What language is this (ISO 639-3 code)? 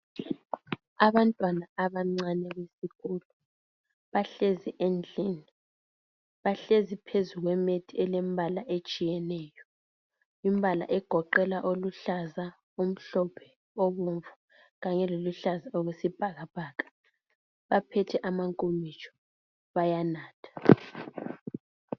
nde